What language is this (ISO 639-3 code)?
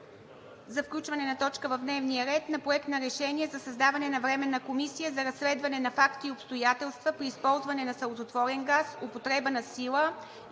bul